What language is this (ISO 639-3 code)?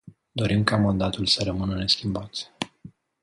ron